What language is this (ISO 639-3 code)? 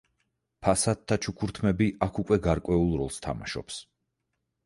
kat